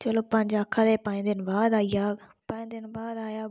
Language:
Dogri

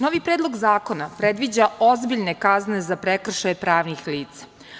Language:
Serbian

